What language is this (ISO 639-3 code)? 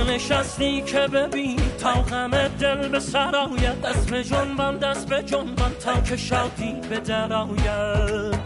fas